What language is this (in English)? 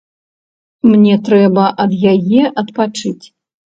Belarusian